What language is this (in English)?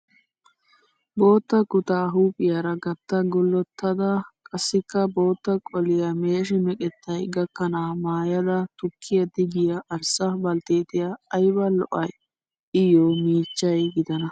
Wolaytta